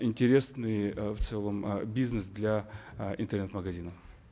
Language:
Kazakh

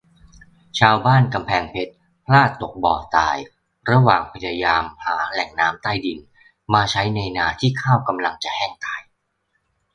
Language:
Thai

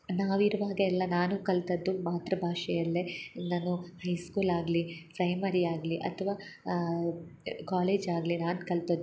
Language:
Kannada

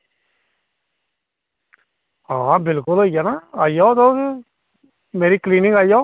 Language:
Dogri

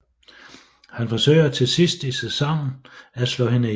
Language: Danish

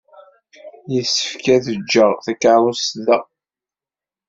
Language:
Kabyle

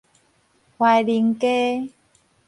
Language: Min Nan Chinese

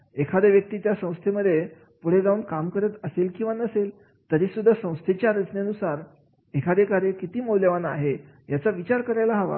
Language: Marathi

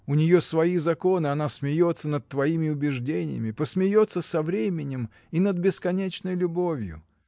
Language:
Russian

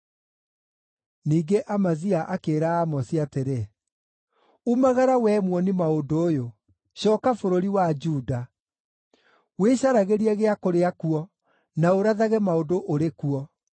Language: Kikuyu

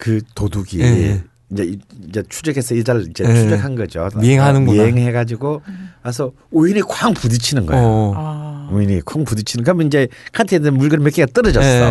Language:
Korean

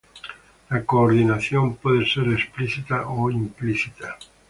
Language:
Spanish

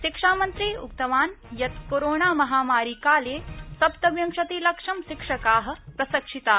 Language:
Sanskrit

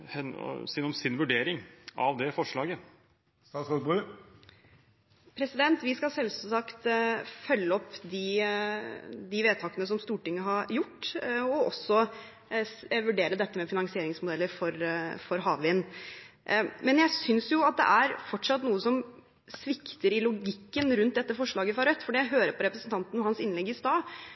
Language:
Norwegian Bokmål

